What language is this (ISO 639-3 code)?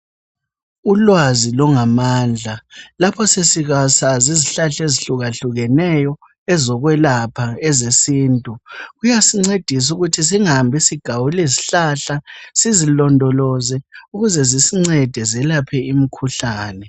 nde